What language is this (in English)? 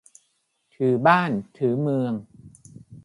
Thai